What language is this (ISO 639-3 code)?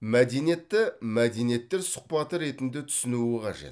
kaz